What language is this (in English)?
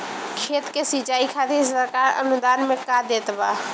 Bhojpuri